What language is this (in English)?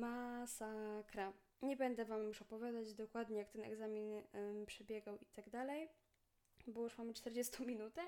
Polish